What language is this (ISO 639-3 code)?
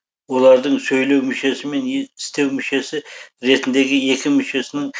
kaz